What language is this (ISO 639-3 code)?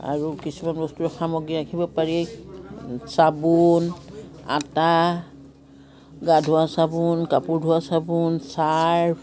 asm